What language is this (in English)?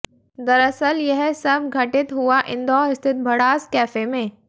Hindi